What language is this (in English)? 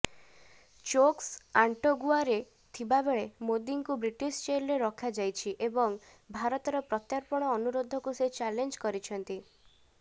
Odia